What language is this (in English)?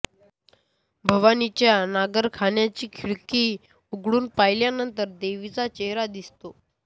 Marathi